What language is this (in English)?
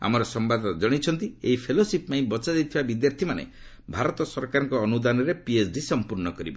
Odia